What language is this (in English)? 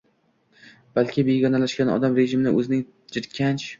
Uzbek